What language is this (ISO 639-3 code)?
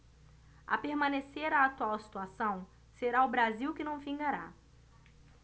por